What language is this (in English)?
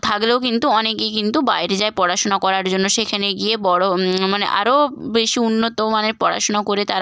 Bangla